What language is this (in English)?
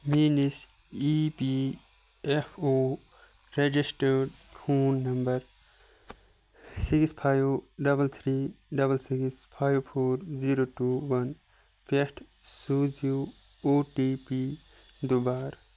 Kashmiri